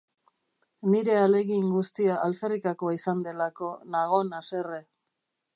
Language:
Basque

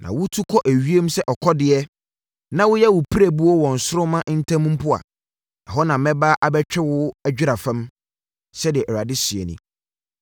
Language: Akan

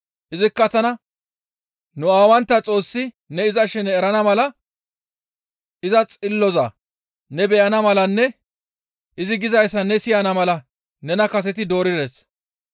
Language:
Gamo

